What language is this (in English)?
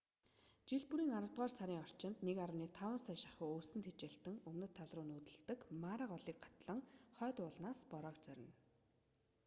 Mongolian